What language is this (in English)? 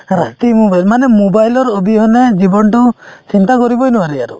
Assamese